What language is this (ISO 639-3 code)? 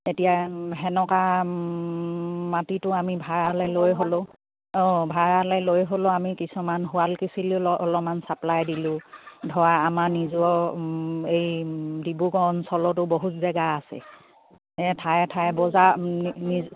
asm